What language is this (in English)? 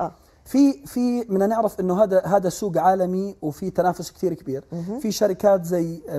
Arabic